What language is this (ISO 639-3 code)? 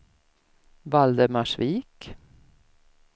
swe